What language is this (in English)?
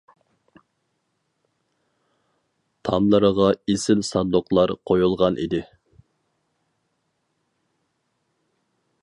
Uyghur